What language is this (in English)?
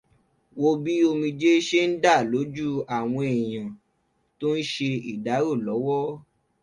Yoruba